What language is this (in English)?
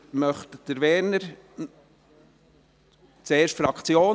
Swiss German